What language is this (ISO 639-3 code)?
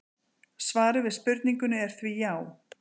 isl